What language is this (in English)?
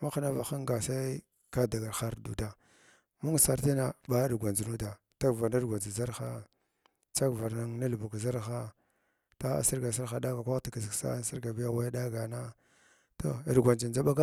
Glavda